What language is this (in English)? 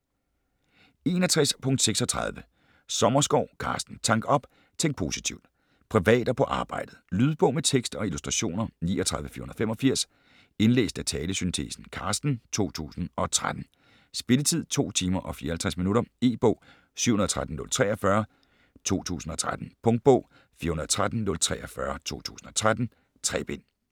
Danish